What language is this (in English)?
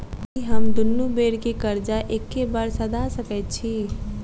Maithili